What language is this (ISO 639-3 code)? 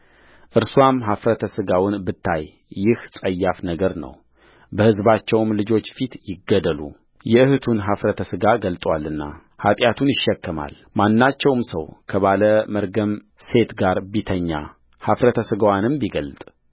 amh